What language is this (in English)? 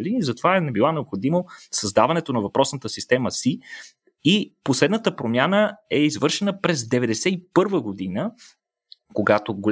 Bulgarian